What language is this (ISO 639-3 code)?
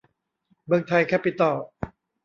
tha